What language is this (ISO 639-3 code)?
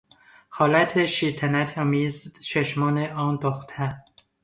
fas